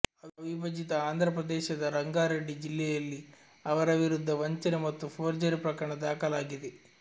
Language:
Kannada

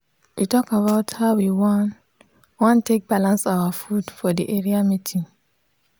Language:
Nigerian Pidgin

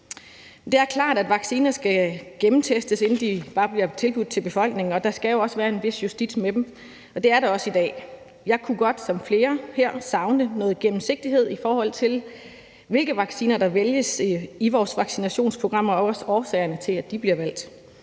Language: Danish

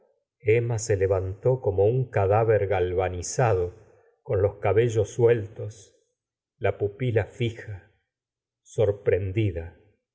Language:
Spanish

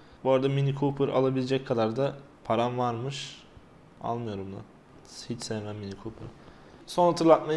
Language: Turkish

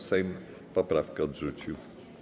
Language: Polish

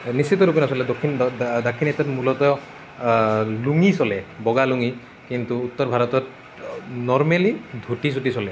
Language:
Assamese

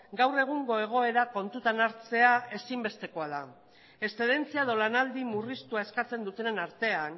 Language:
Basque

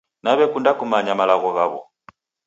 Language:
Taita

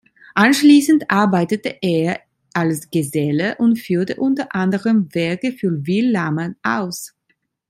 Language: German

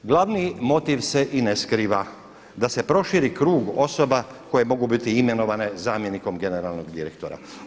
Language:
Croatian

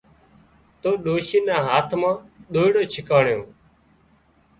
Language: Wadiyara Koli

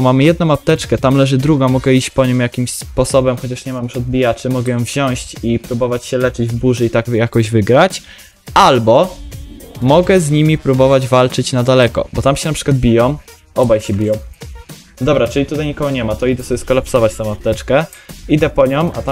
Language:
Polish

